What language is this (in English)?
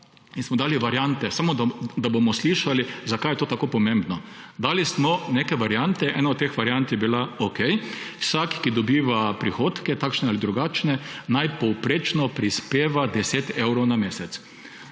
Slovenian